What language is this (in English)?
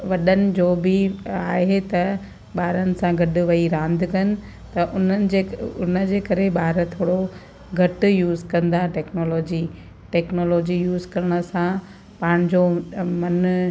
Sindhi